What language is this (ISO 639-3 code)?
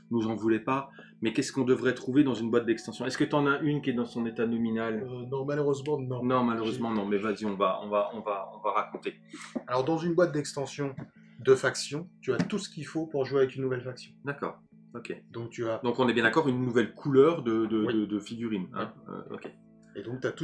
fra